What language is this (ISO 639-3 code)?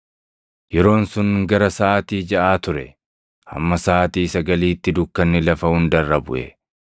orm